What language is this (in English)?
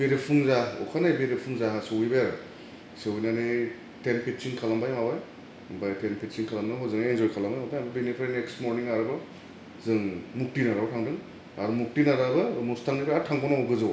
Bodo